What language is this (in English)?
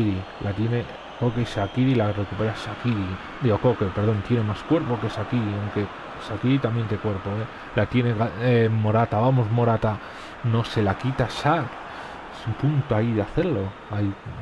Spanish